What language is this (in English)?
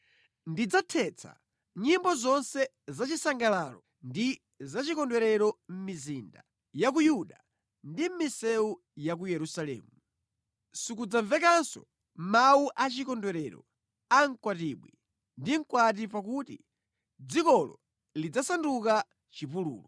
Nyanja